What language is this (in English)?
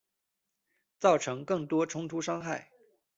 Chinese